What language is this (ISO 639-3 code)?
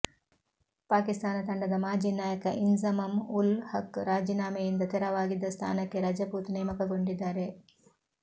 kan